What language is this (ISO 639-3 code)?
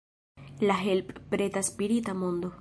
epo